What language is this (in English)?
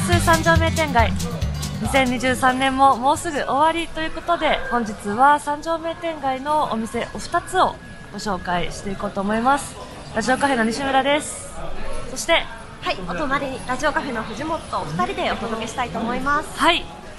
Japanese